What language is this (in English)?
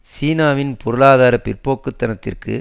Tamil